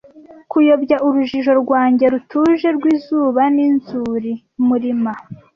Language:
Kinyarwanda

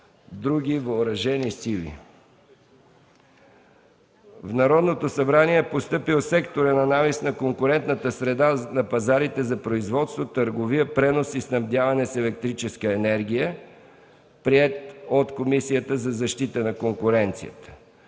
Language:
Bulgarian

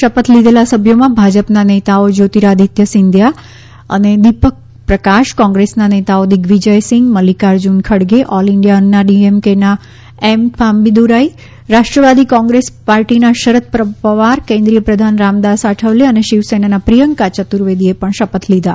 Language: Gujarati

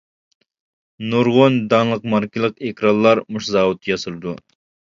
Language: Uyghur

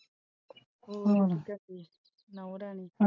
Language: Punjabi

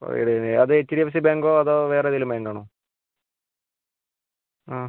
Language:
Malayalam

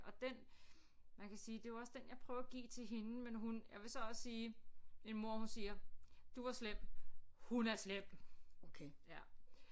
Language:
Danish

